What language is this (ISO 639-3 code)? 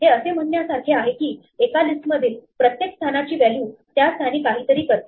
mar